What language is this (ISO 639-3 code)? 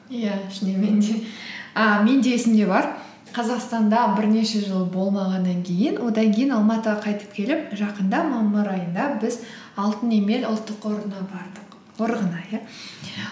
kaz